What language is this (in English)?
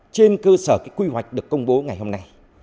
Vietnamese